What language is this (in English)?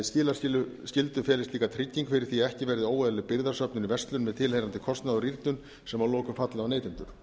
Icelandic